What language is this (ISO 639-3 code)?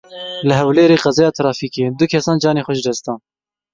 kur